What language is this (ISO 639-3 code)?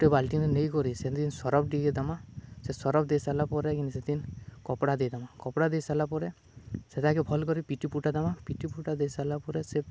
ori